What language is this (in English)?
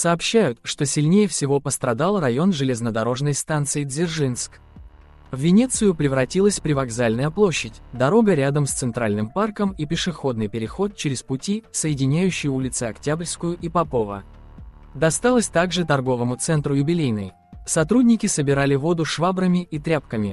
Russian